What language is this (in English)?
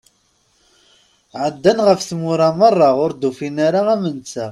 Kabyle